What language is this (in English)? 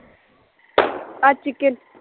Punjabi